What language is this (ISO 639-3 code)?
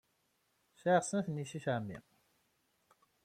kab